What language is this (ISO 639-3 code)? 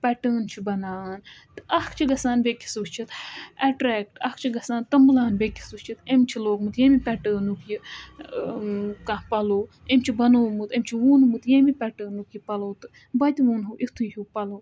kas